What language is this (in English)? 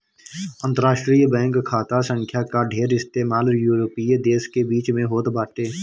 Bhojpuri